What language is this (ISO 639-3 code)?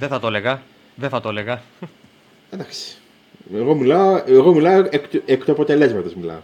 ell